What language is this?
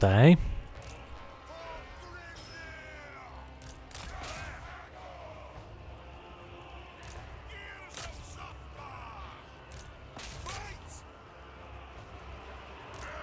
Polish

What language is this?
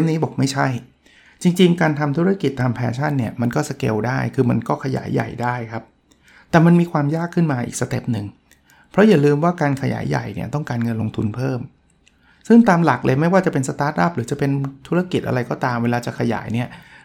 Thai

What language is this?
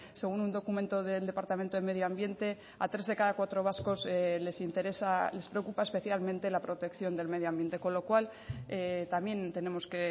Spanish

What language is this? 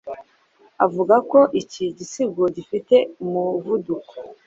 Kinyarwanda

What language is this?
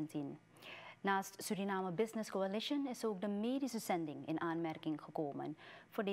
Dutch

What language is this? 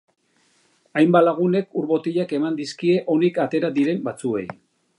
Basque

